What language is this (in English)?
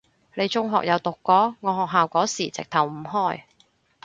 Cantonese